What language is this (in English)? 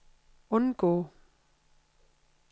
Danish